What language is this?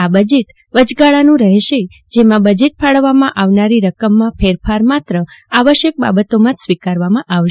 Gujarati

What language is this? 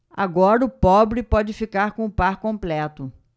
Portuguese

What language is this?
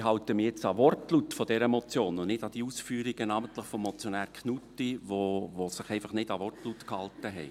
Swiss German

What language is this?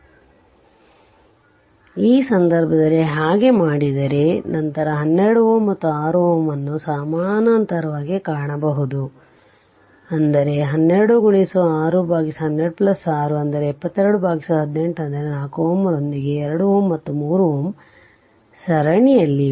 Kannada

